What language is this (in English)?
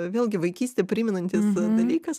Lithuanian